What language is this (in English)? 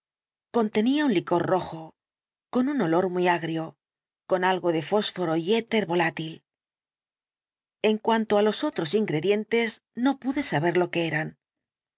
Spanish